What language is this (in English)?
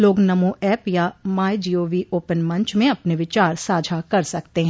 Hindi